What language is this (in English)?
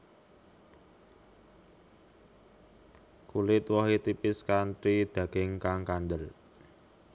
Javanese